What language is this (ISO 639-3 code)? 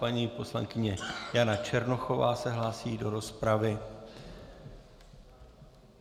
ces